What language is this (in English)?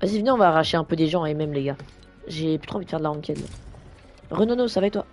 French